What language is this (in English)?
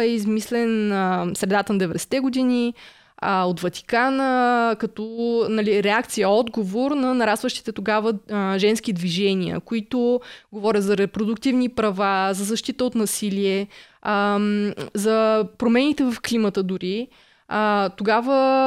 Bulgarian